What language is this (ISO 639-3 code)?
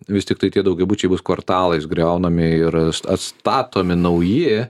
lit